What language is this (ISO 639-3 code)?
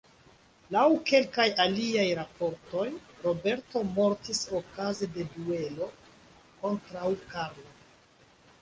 epo